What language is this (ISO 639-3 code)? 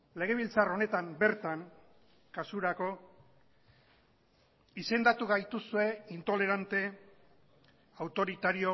eus